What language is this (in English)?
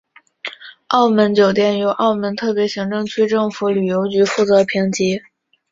Chinese